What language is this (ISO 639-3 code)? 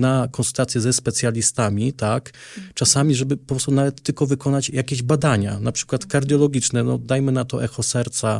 pol